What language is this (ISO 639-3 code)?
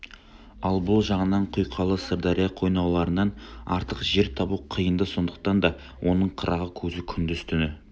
kaz